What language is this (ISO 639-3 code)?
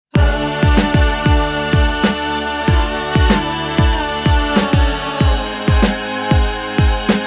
ron